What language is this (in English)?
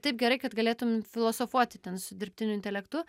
Lithuanian